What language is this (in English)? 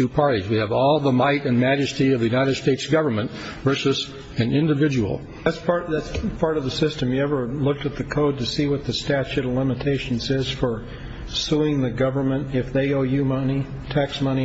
English